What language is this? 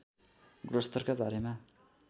Nepali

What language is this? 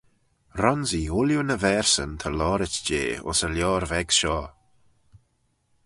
Manx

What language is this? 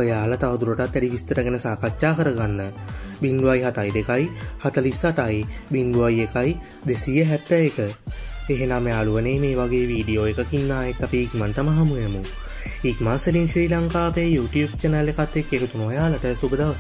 Thai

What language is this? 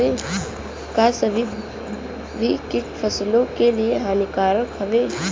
Bhojpuri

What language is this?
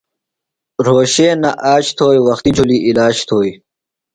Phalura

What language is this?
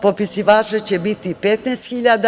Serbian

